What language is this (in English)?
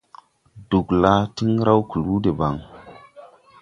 Tupuri